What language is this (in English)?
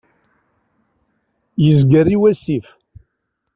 Kabyle